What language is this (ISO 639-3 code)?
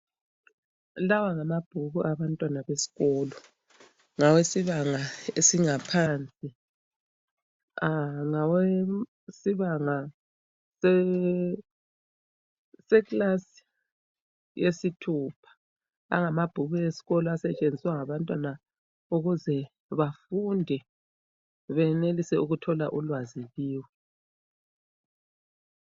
nde